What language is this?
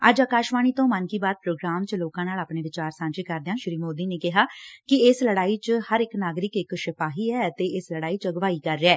Punjabi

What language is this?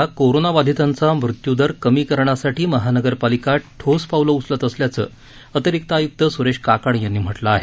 Marathi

